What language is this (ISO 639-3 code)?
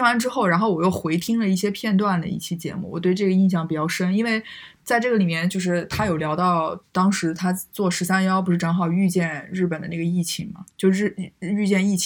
zho